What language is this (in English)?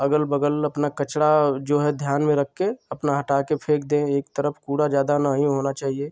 Hindi